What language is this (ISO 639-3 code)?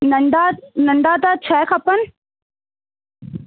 snd